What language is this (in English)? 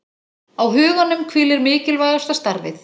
Icelandic